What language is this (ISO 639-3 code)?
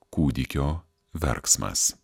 lit